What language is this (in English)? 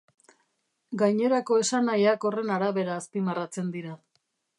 Basque